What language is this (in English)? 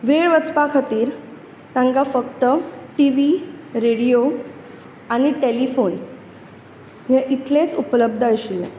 Konkani